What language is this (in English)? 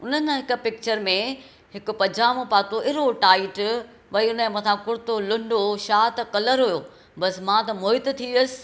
Sindhi